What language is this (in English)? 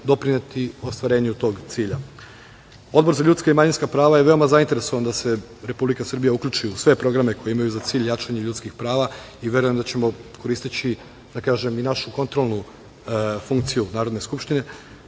Serbian